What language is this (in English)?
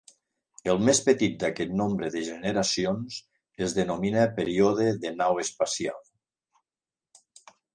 Catalan